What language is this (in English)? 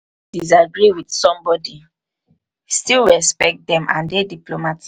Nigerian Pidgin